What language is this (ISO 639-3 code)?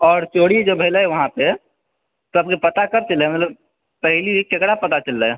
mai